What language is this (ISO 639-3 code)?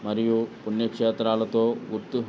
tel